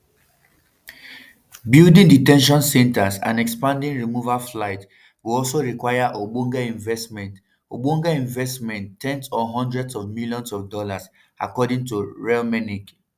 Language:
Nigerian Pidgin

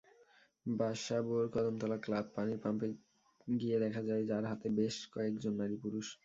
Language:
Bangla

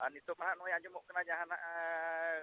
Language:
Santali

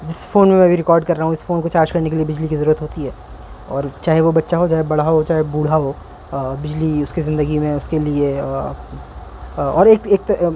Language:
Urdu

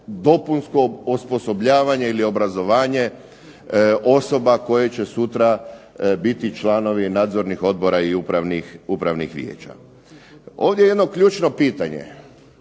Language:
Croatian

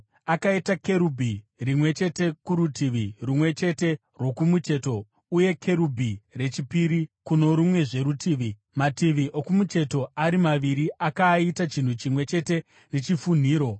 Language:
Shona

